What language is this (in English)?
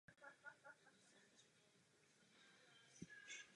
Czech